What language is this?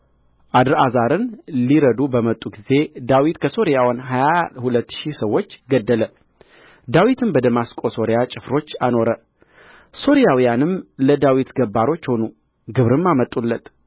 Amharic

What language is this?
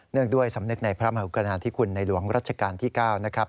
Thai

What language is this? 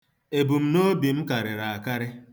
Igbo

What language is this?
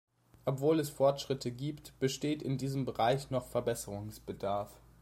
German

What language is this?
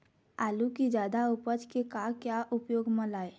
Chhattisgarhi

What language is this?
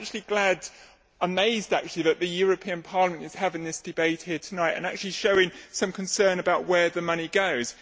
English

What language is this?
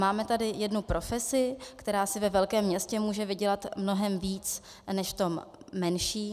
Czech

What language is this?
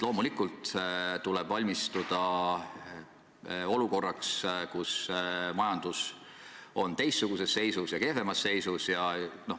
Estonian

